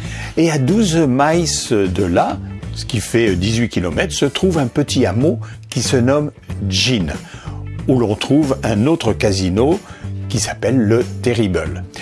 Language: French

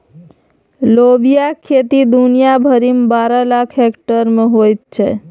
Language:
Maithili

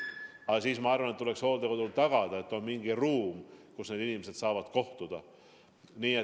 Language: Estonian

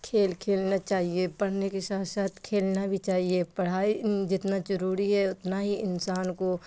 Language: Urdu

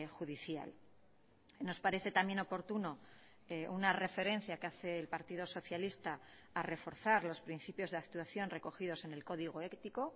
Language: Spanish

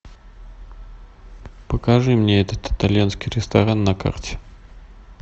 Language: Russian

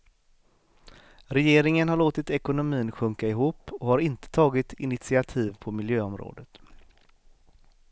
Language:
Swedish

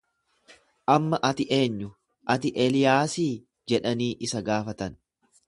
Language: Oromo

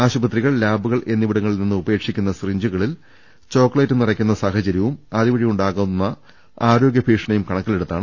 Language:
Malayalam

